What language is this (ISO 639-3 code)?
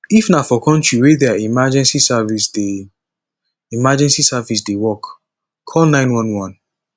pcm